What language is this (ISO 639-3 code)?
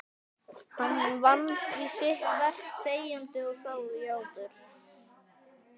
isl